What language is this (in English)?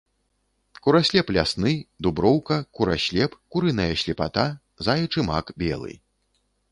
Belarusian